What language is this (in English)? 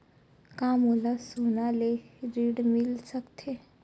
Chhattisgarhi